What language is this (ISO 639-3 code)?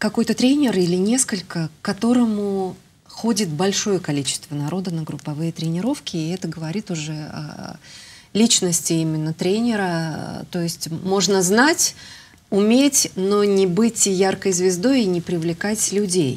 rus